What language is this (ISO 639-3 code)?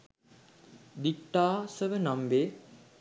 sin